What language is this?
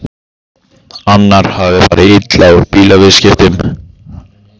Icelandic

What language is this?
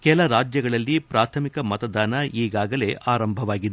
Kannada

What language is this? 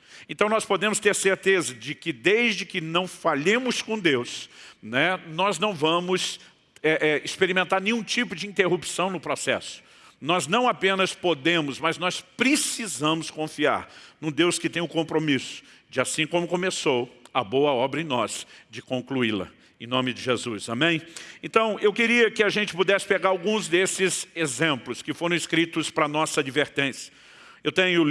Portuguese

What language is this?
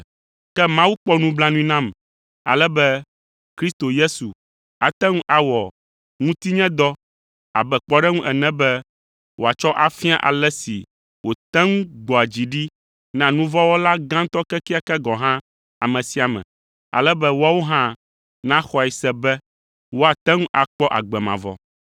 Ewe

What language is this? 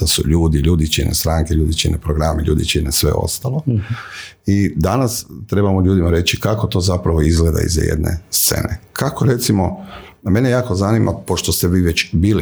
Croatian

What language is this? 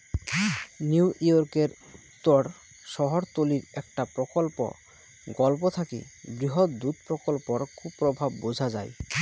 Bangla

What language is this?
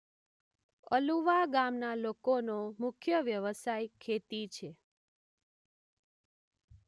Gujarati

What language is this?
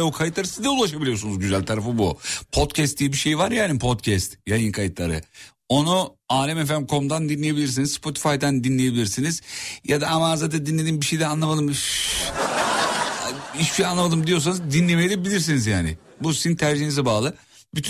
Turkish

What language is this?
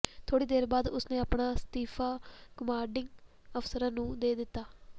Punjabi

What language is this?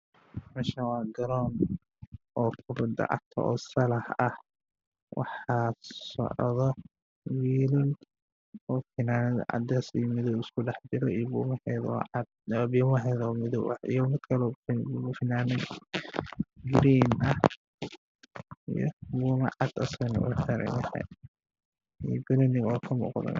Somali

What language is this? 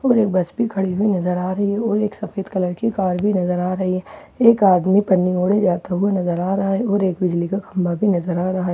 Hindi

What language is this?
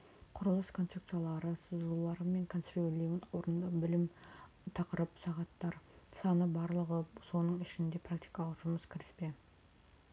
Kazakh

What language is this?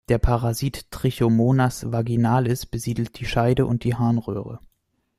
German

